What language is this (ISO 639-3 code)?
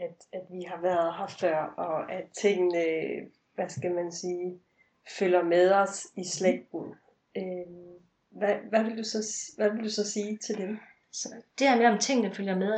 dan